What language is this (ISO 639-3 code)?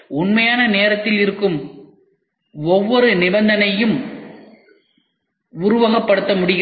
tam